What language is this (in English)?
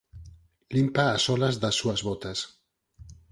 Galician